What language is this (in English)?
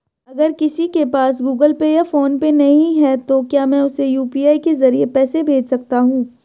Hindi